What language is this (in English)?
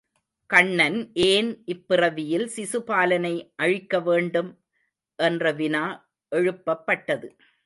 Tamil